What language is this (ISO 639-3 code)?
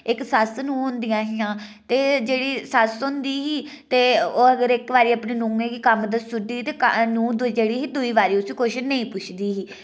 doi